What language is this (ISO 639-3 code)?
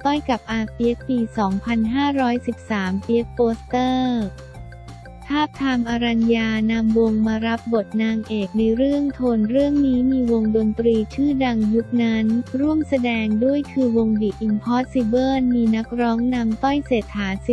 tha